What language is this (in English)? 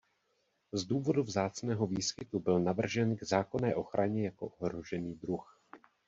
Czech